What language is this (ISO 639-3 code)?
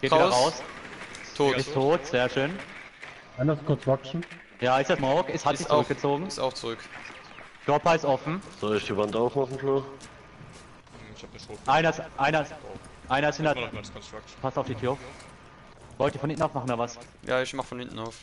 deu